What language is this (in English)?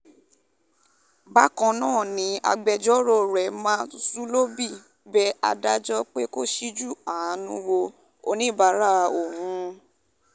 Yoruba